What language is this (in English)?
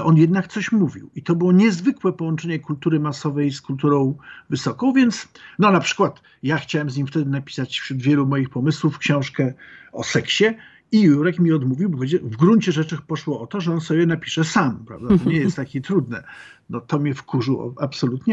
Polish